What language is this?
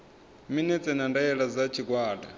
Venda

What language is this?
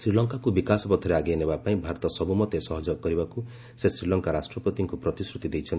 Odia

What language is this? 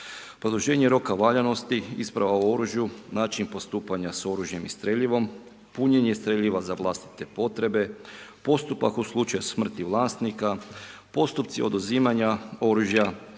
Croatian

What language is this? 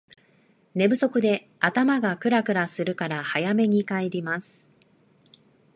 Japanese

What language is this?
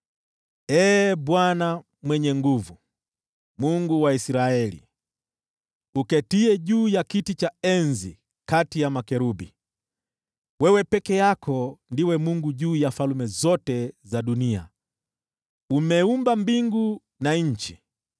Swahili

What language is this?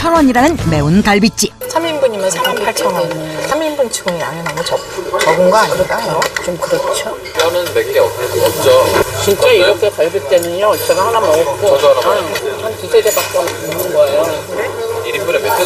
Korean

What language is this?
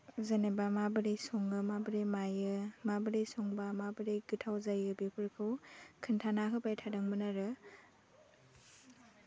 Bodo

